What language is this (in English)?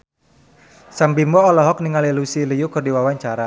Sundanese